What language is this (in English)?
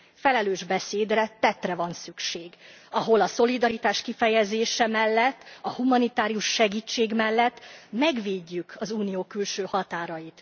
Hungarian